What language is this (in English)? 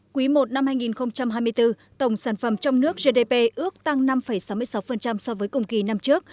Vietnamese